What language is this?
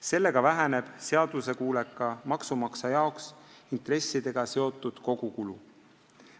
Estonian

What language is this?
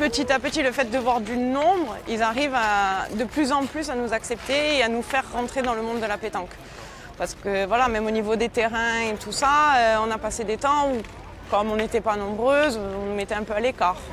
French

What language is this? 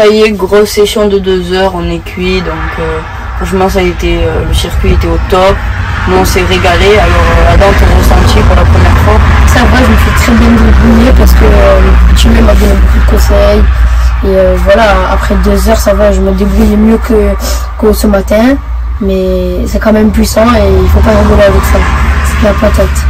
French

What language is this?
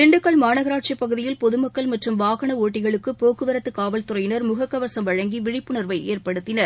Tamil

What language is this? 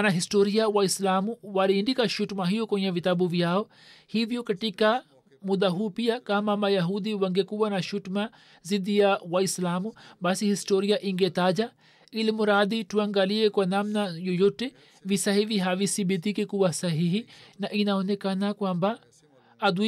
Swahili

